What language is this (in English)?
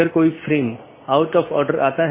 Hindi